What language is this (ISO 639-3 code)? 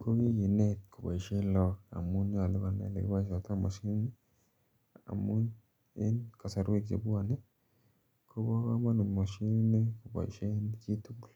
kln